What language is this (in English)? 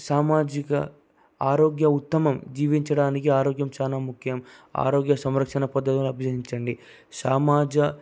Telugu